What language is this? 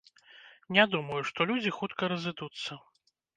Belarusian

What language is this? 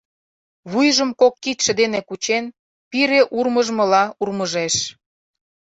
Mari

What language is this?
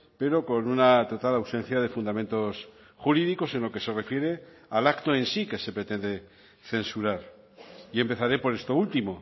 Spanish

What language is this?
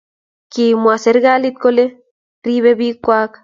Kalenjin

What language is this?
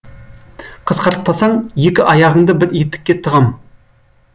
Kazakh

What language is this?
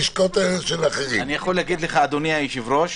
Hebrew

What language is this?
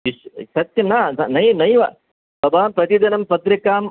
Sanskrit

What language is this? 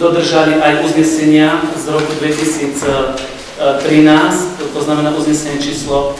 Slovak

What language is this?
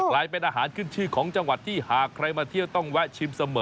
Thai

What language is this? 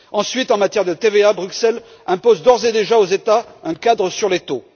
French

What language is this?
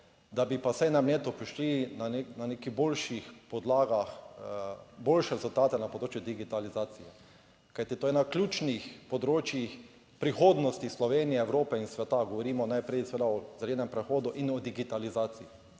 Slovenian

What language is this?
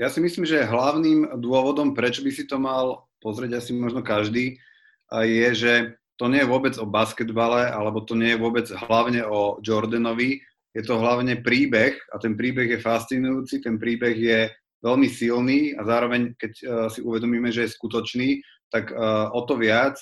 Slovak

